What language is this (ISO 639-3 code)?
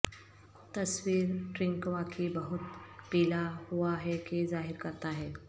urd